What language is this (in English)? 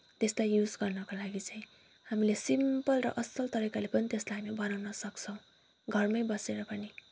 Nepali